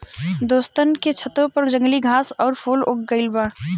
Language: Bhojpuri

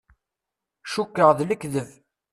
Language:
Kabyle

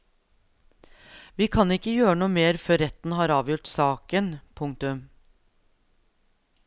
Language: Norwegian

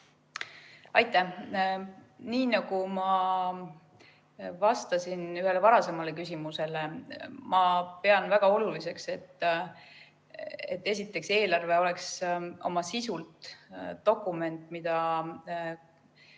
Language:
Estonian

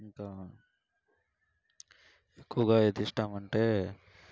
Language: Telugu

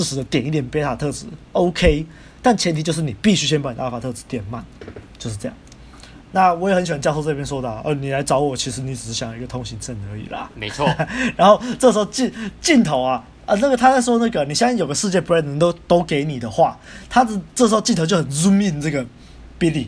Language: Chinese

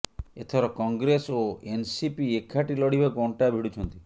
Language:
Odia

